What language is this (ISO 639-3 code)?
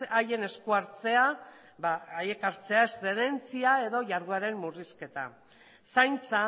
eus